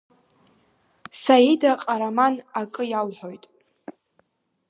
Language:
Abkhazian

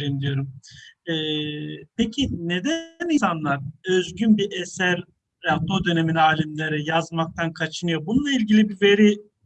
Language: Turkish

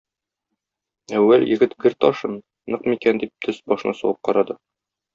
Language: Tatar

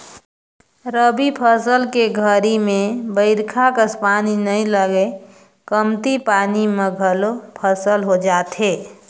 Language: Chhattisgarhi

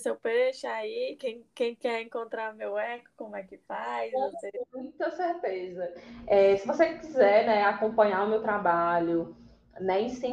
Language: Portuguese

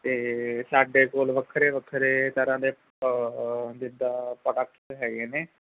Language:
Punjabi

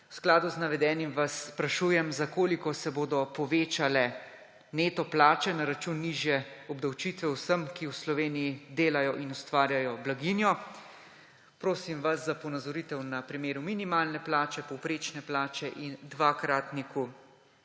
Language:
Slovenian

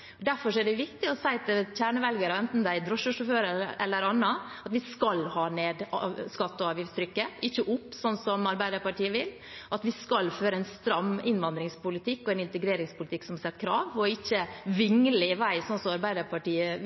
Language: Norwegian Bokmål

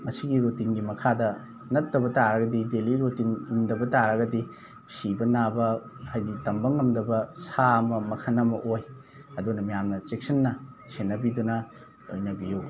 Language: Manipuri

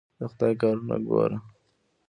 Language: Pashto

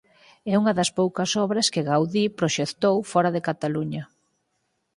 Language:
Galician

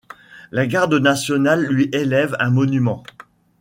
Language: French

